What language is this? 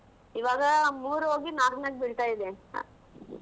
Kannada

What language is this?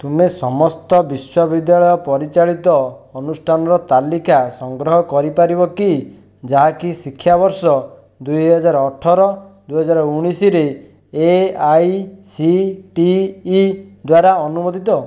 Odia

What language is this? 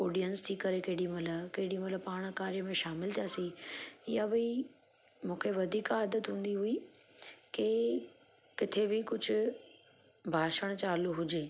Sindhi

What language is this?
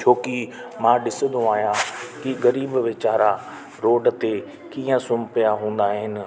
Sindhi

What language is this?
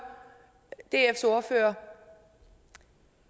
Danish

